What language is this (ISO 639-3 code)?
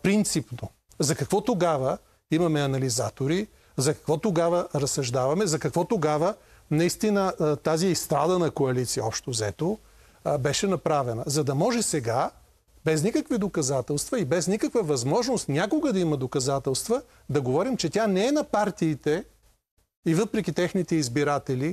bul